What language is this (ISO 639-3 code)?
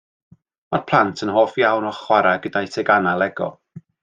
cym